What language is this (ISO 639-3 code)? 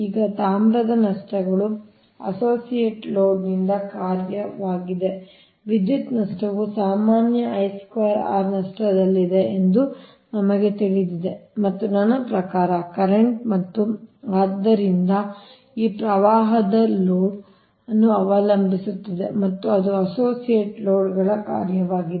kan